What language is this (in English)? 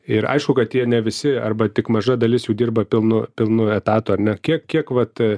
Lithuanian